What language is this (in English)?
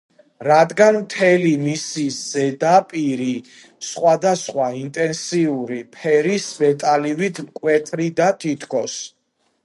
Georgian